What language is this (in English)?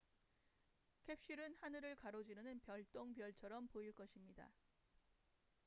Korean